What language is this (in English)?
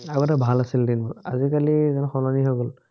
Assamese